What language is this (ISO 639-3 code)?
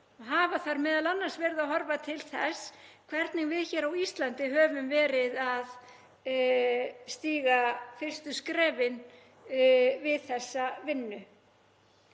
isl